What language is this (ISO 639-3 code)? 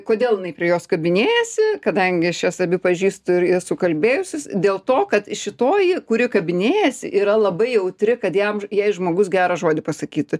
lit